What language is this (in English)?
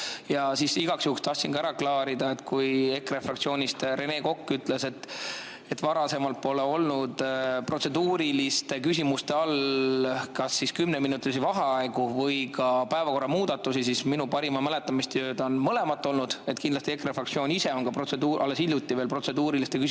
Estonian